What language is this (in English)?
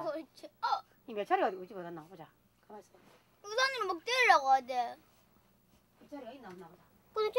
Korean